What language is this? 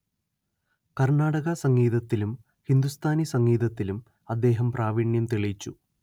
Malayalam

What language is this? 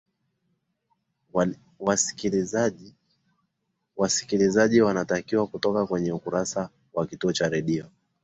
Swahili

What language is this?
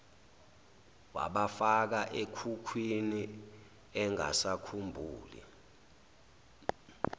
Zulu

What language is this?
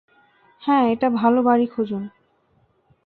Bangla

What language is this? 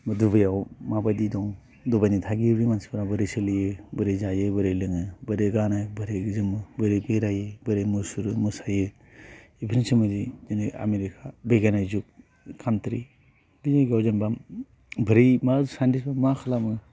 Bodo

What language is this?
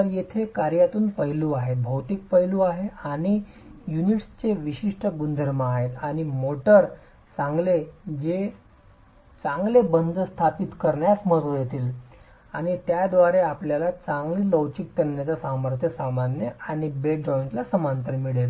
Marathi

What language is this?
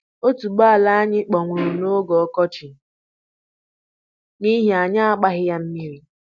Igbo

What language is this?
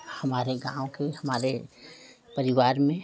Hindi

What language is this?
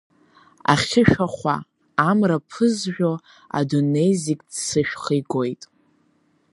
Abkhazian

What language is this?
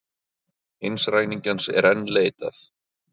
Icelandic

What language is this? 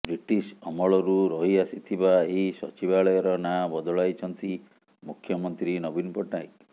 Odia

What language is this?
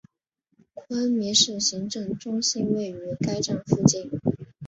Chinese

